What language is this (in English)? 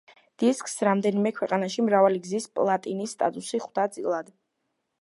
Georgian